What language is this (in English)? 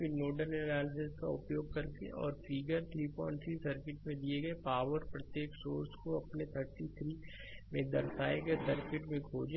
Hindi